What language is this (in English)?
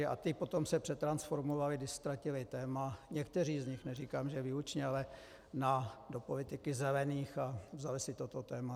Czech